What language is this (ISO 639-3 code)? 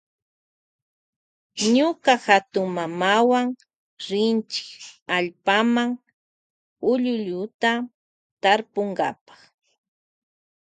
qvj